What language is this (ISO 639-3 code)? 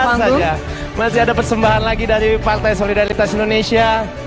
ind